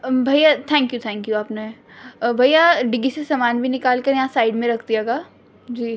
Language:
Urdu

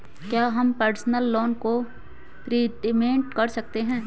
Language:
Hindi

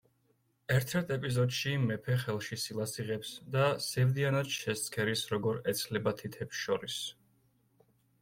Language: Georgian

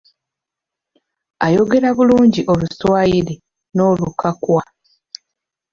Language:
Ganda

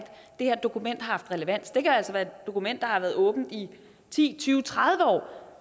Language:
Danish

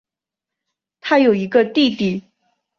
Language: Chinese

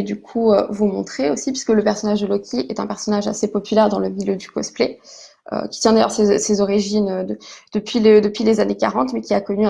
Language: French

